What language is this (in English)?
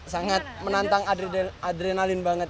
Indonesian